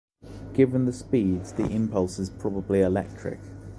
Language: English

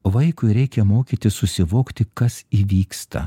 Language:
Lithuanian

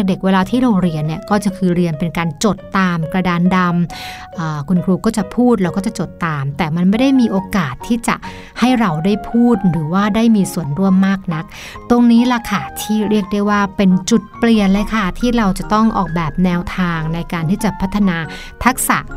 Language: Thai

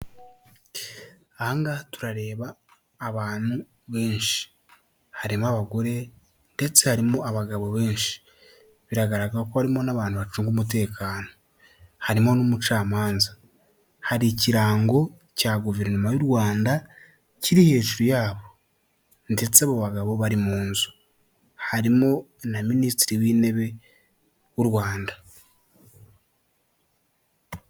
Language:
Kinyarwanda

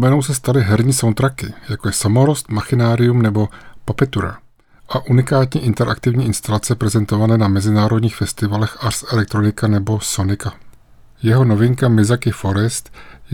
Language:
Czech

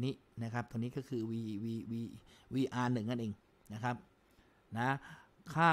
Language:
Thai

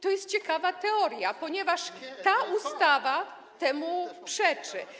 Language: Polish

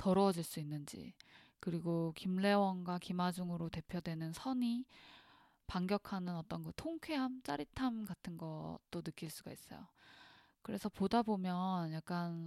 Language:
Korean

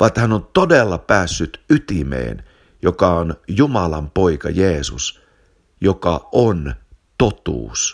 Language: Finnish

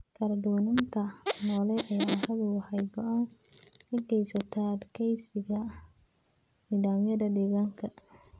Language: Somali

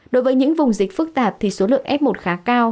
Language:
Vietnamese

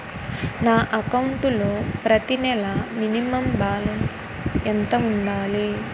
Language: Telugu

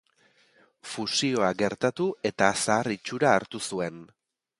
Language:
Basque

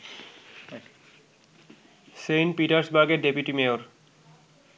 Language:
Bangla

